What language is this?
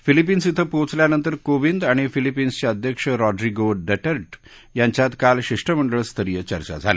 Marathi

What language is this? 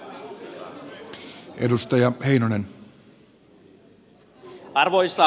Finnish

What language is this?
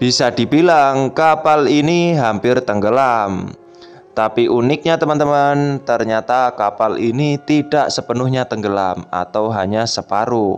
Indonesian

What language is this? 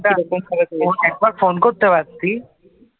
Bangla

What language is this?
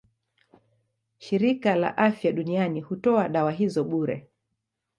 Swahili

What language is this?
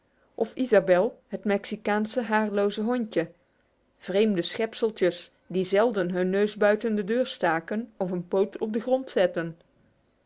Dutch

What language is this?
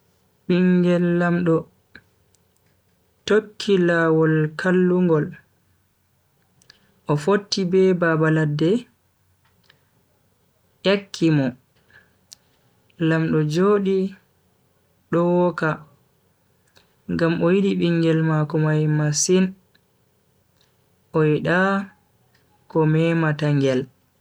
Bagirmi Fulfulde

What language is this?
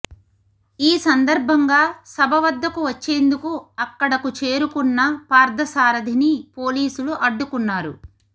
Telugu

